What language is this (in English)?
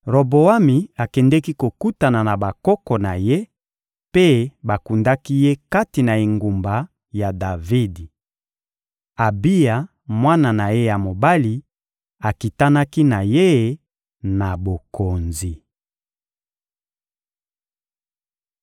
Lingala